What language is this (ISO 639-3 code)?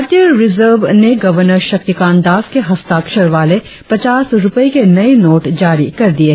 hin